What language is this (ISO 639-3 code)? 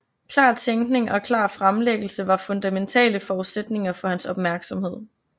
dan